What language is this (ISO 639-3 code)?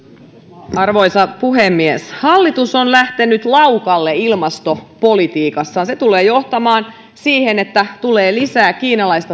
fin